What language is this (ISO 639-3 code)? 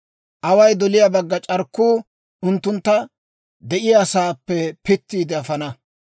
dwr